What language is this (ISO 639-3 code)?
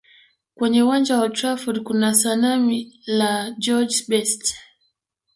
swa